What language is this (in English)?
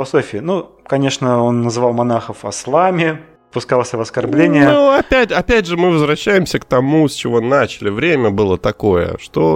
Russian